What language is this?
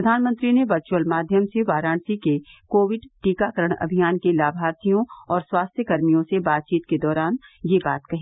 Hindi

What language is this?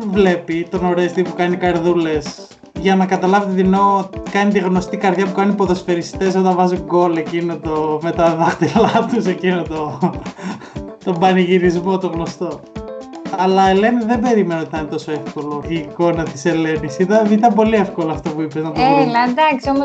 Greek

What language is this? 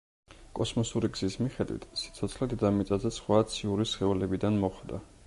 Georgian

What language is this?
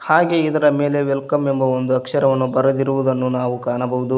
Kannada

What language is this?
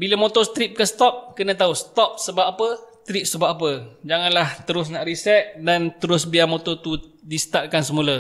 Malay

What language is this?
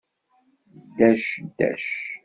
Kabyle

